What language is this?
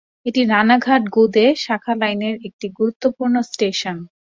Bangla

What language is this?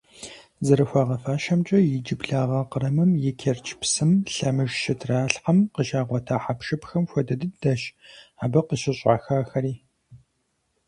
Kabardian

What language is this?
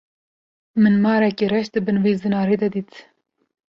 Kurdish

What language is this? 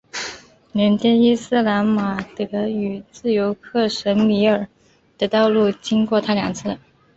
Chinese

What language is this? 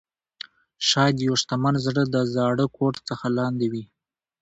Pashto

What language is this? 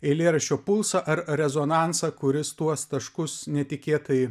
Lithuanian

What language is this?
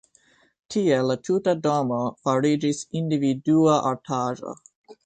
Esperanto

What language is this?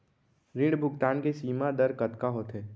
Chhattisgarhi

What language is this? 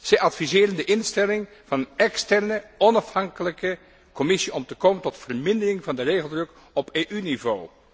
Dutch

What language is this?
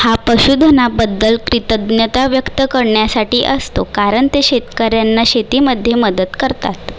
Marathi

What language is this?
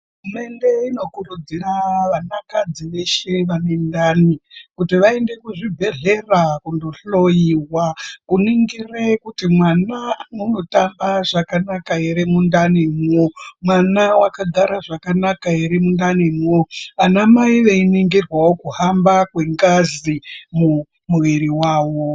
Ndau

